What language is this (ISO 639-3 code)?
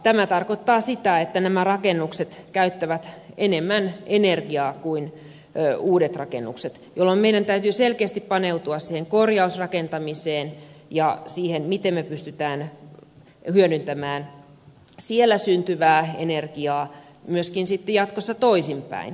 fin